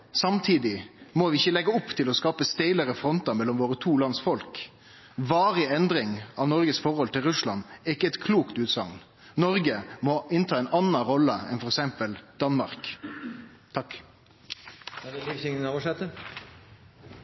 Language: Norwegian Nynorsk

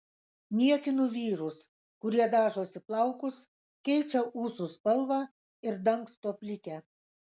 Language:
Lithuanian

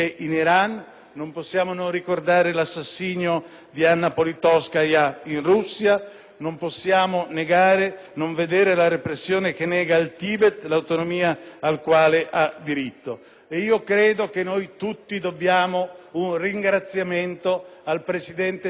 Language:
Italian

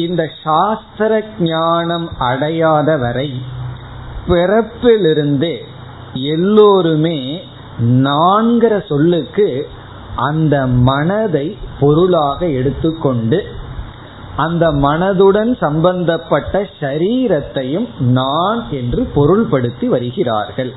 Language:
Tamil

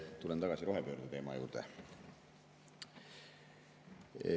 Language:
Estonian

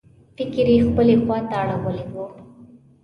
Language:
Pashto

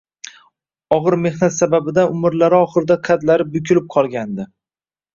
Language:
Uzbek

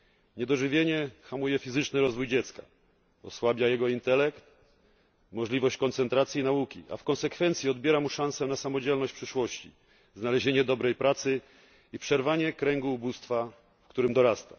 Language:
Polish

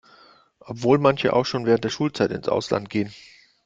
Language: German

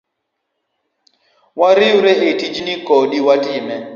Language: Luo (Kenya and Tanzania)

